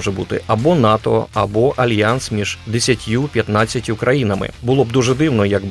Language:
Ukrainian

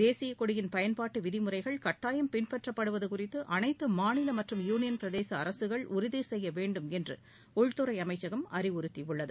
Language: Tamil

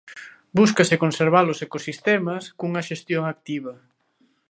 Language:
Galician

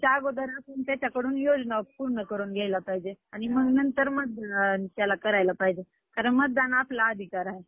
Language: Marathi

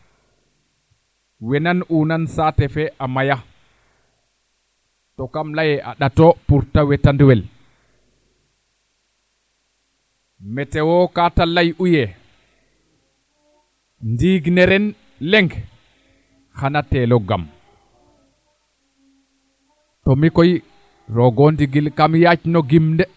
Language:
Serer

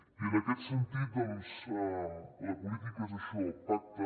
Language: Catalan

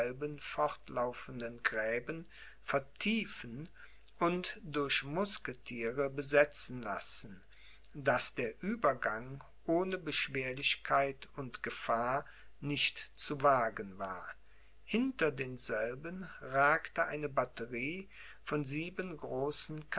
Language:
German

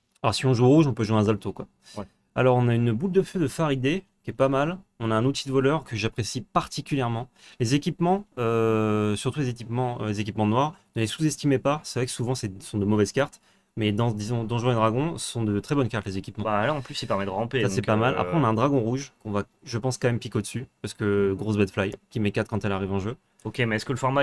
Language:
French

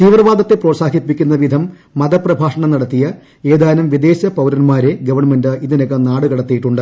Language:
Malayalam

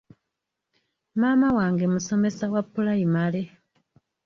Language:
Ganda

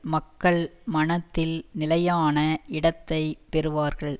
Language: Tamil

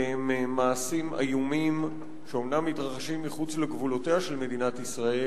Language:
Hebrew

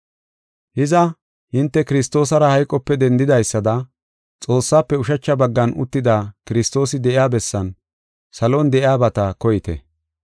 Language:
Gofa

